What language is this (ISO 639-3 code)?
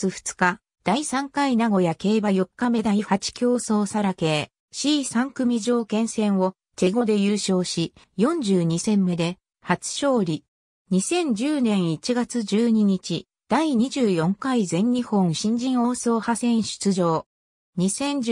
jpn